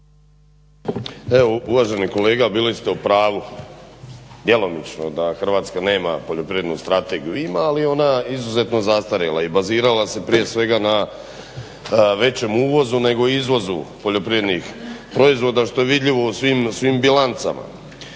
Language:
Croatian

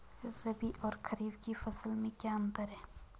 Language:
Hindi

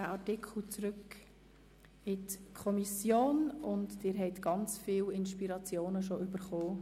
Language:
Swiss German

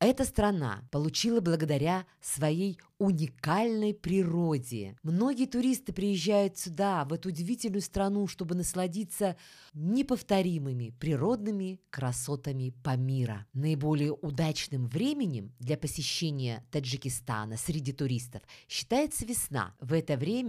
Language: Russian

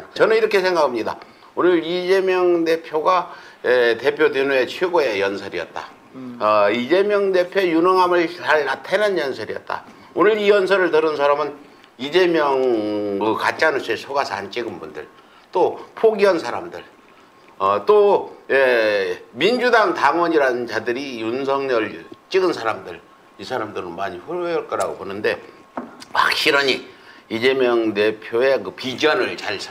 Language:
Korean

